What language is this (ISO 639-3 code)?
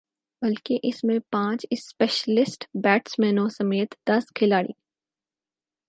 urd